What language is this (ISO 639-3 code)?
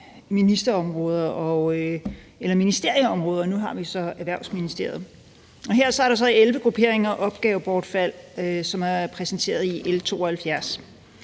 dan